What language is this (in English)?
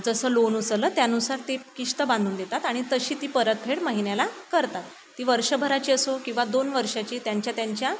Marathi